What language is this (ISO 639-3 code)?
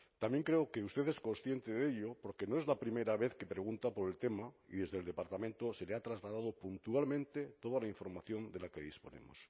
spa